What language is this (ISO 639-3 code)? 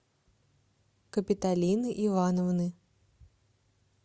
rus